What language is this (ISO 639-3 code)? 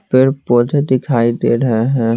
hin